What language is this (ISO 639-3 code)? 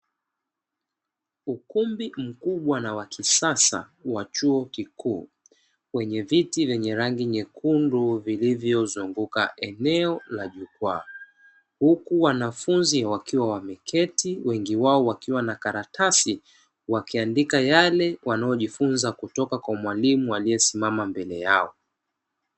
swa